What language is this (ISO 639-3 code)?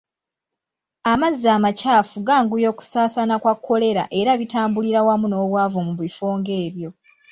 lug